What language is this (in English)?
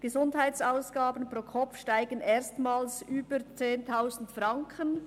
Swiss German